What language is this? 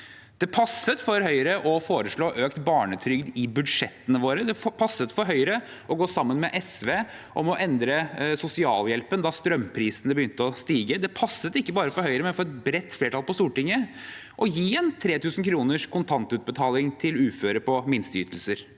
Norwegian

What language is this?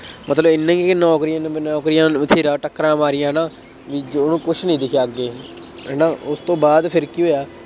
Punjabi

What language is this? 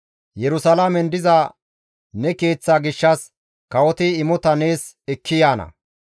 Gamo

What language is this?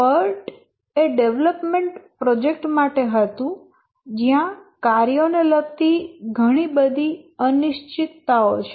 Gujarati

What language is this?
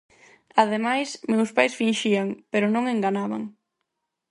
Galician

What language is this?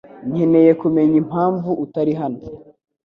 Kinyarwanda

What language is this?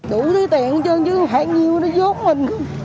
Vietnamese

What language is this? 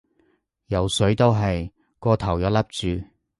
Cantonese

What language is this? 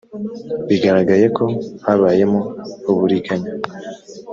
Kinyarwanda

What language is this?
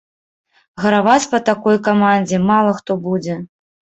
Belarusian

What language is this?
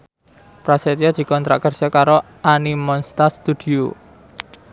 Javanese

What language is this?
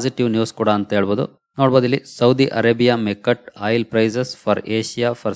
Kannada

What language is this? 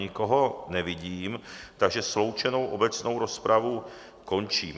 Czech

